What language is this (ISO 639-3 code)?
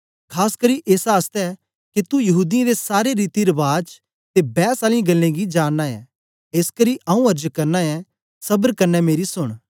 doi